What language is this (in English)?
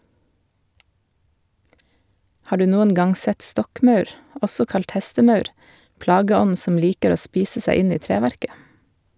Norwegian